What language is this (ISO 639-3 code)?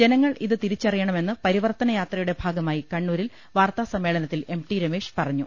mal